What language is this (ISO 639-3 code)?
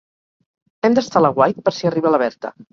cat